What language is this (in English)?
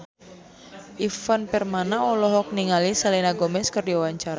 Sundanese